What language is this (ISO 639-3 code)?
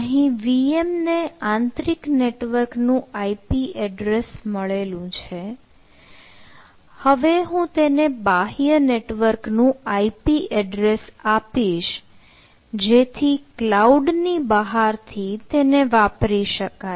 guj